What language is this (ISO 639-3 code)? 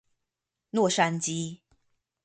zho